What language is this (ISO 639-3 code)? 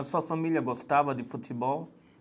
por